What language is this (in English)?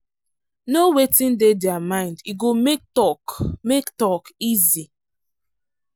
Nigerian Pidgin